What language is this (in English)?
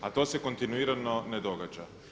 Croatian